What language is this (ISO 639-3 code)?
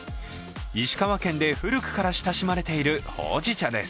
jpn